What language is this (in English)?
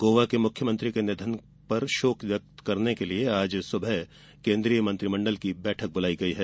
Hindi